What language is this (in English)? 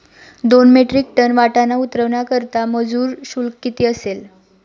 Marathi